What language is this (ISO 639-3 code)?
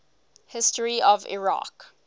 eng